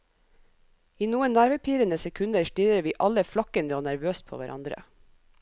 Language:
Norwegian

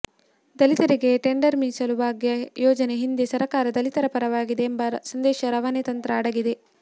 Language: Kannada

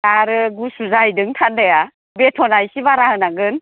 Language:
Bodo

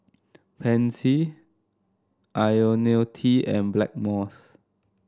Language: English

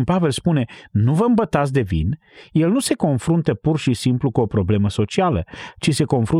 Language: Romanian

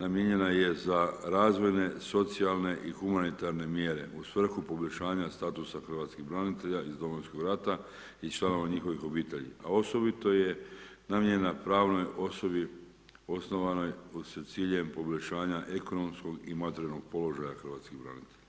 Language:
Croatian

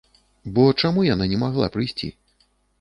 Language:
Belarusian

